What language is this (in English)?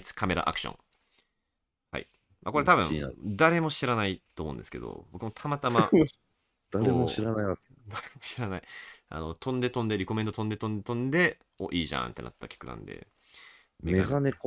Japanese